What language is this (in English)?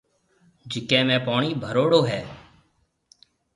Marwari (Pakistan)